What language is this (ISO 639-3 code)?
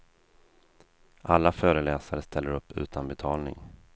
swe